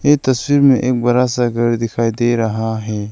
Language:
Hindi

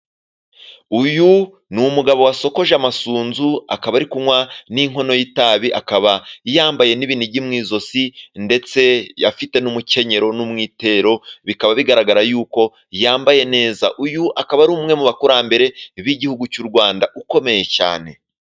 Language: Kinyarwanda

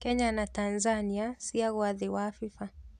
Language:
Kikuyu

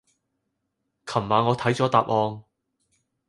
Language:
Cantonese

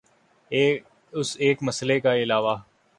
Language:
Urdu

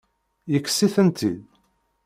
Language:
Kabyle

